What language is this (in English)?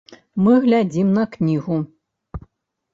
Belarusian